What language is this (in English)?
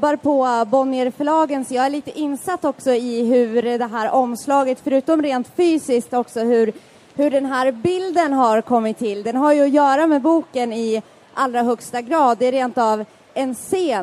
Swedish